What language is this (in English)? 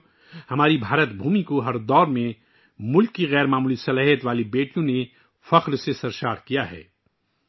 Urdu